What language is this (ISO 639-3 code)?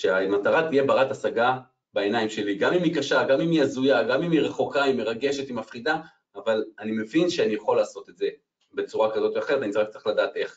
heb